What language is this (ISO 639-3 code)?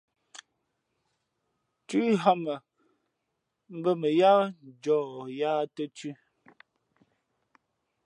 fmp